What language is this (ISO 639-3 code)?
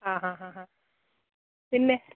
mal